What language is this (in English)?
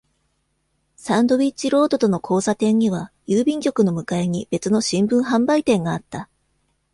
Japanese